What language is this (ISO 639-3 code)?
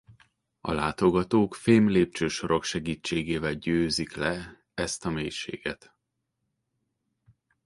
hun